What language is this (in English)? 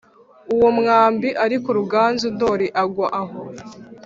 Kinyarwanda